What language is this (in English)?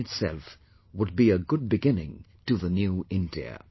English